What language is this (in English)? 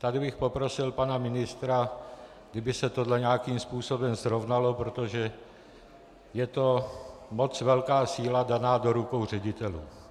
Czech